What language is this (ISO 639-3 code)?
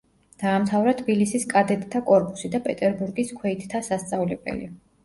kat